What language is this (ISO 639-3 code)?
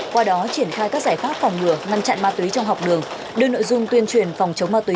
vie